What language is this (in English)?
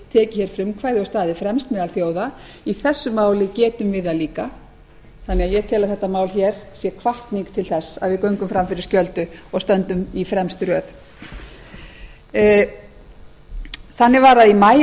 Icelandic